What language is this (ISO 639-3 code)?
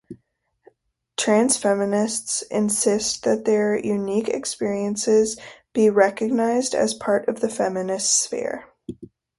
eng